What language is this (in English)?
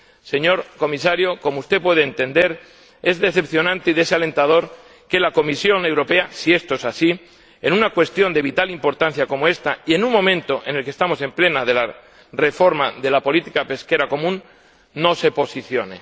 Spanish